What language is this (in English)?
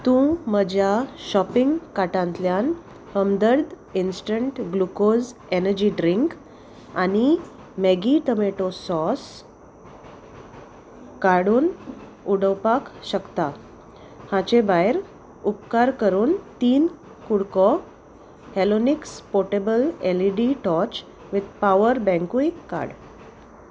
Konkani